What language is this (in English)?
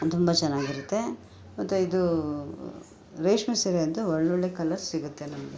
Kannada